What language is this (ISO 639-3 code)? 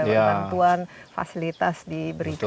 ind